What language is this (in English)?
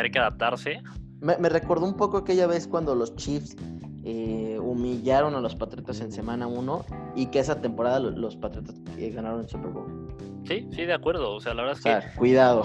Spanish